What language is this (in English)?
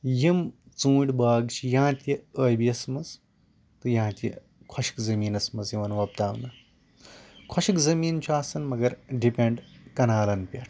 Kashmiri